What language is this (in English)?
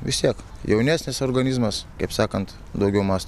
Lithuanian